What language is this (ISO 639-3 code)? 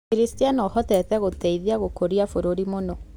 kik